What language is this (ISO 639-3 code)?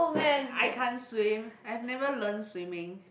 eng